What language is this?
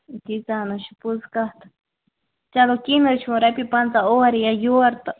Kashmiri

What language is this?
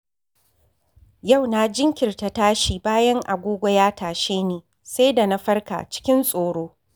Hausa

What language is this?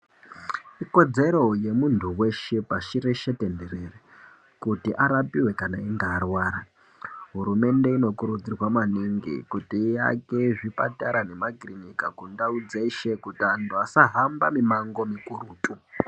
Ndau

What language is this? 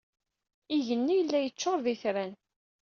Kabyle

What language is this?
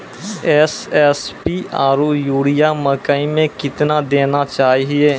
Maithili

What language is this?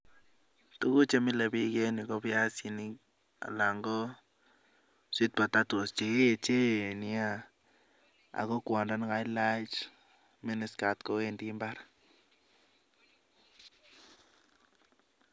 Kalenjin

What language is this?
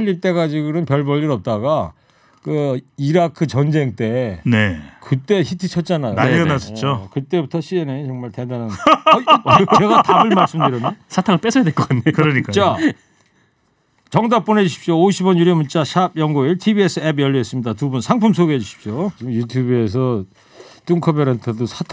Korean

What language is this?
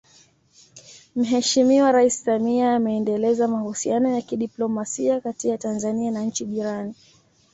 Swahili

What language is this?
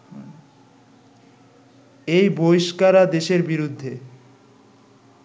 Bangla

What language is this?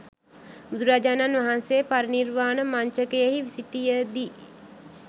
Sinhala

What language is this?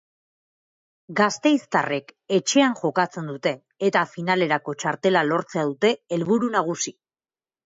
Basque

